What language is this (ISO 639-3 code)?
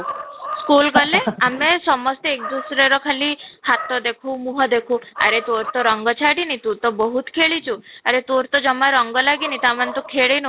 ori